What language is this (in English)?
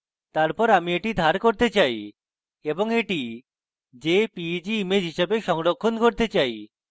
Bangla